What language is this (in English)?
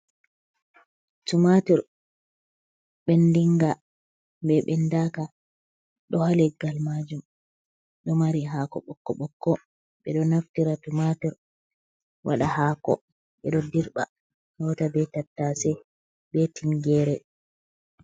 Fula